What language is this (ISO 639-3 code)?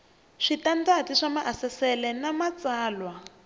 tso